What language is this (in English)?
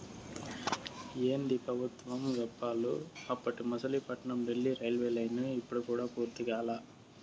Telugu